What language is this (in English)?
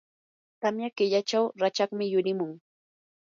Yanahuanca Pasco Quechua